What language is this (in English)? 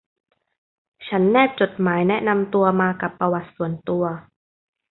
Thai